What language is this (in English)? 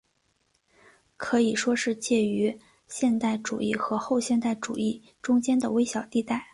Chinese